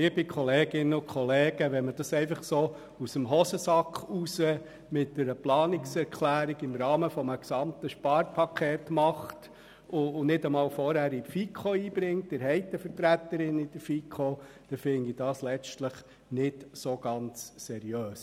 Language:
Swiss German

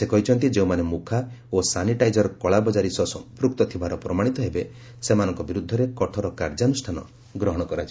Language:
Odia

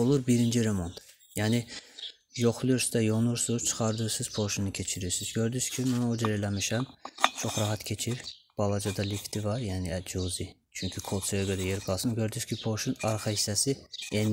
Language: Turkish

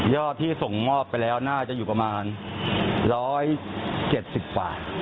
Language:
Thai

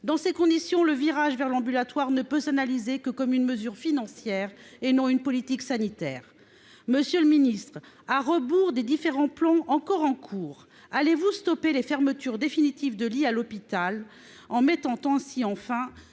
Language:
French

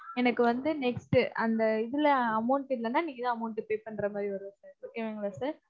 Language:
Tamil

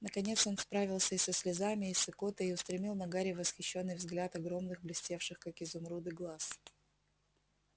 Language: Russian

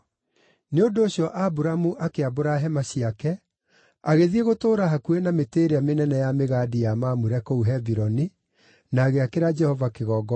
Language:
Kikuyu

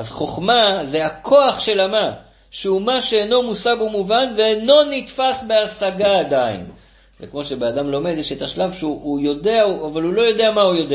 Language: Hebrew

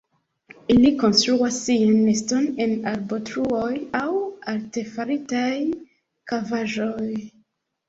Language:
Esperanto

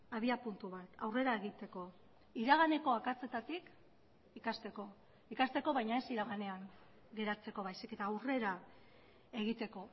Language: Basque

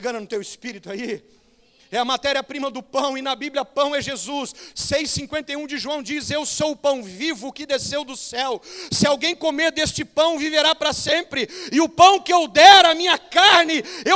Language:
Portuguese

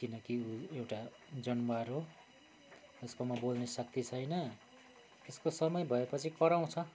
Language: Nepali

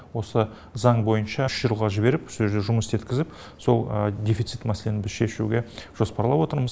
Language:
Kazakh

